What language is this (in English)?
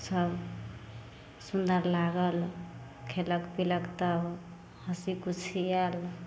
Maithili